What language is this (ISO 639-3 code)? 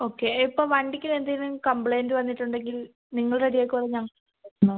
mal